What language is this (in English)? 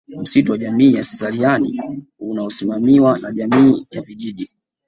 Swahili